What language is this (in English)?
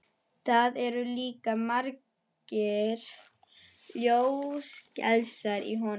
Icelandic